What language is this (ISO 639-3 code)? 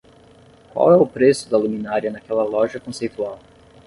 por